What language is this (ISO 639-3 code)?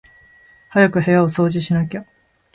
jpn